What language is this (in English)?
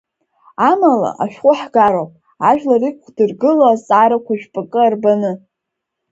Abkhazian